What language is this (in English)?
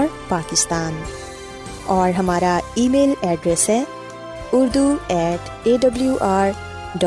Urdu